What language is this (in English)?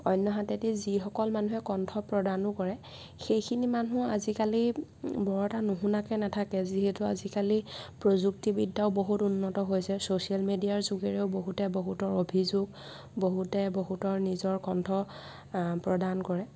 Assamese